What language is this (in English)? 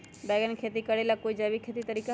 Magahi